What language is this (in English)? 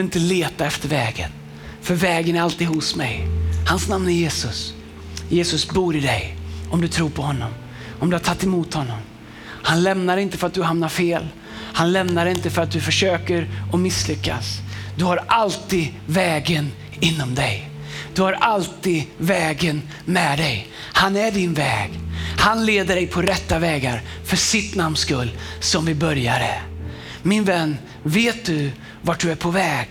Swedish